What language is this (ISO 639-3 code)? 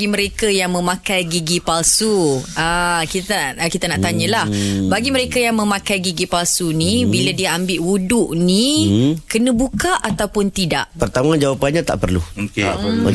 msa